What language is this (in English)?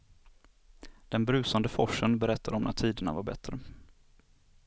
Swedish